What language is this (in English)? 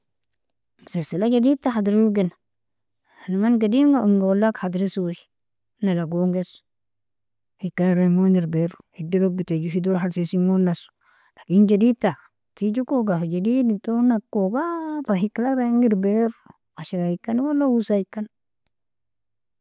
Nobiin